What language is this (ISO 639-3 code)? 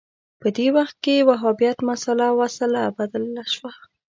pus